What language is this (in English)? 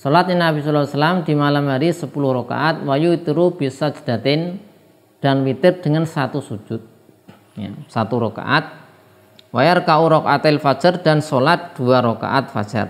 Indonesian